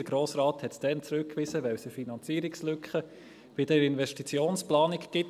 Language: Swiss German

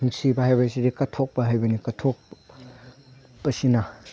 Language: Manipuri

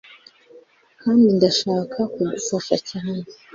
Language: Kinyarwanda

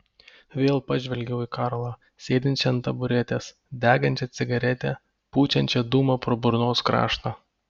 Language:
Lithuanian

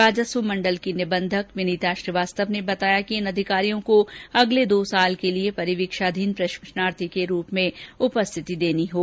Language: Hindi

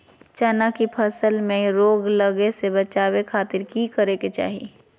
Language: Magahi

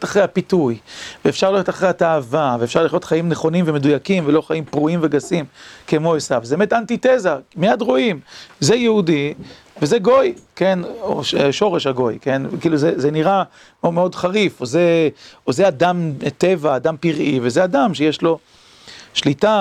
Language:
Hebrew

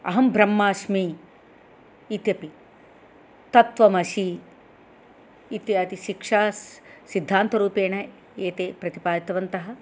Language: Sanskrit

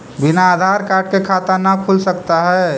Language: Magahi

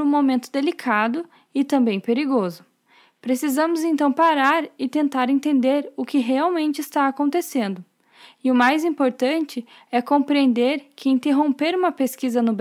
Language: Portuguese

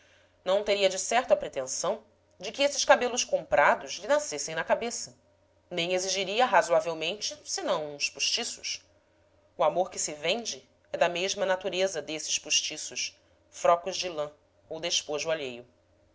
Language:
Portuguese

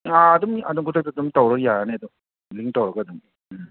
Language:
Manipuri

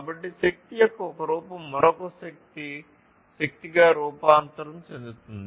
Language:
Telugu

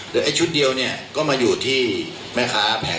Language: Thai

